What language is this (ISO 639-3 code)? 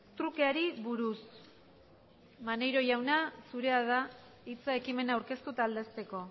eus